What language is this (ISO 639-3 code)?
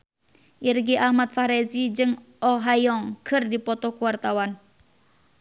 sun